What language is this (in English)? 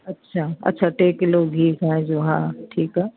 Sindhi